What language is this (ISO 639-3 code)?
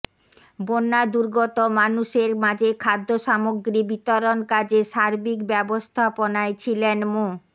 ben